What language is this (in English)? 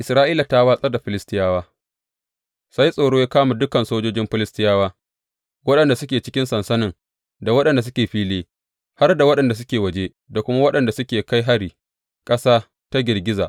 Hausa